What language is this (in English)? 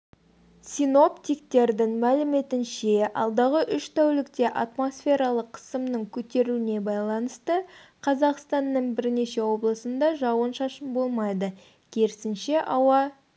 Kazakh